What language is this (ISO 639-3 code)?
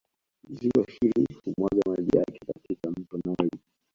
swa